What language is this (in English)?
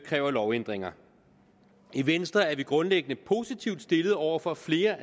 Danish